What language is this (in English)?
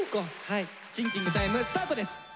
Japanese